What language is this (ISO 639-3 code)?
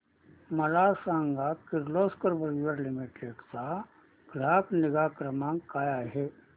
mar